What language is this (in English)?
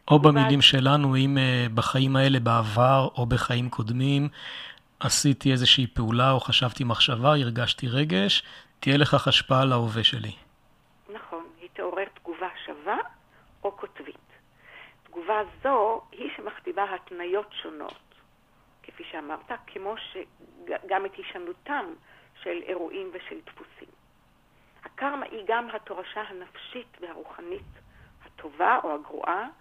Hebrew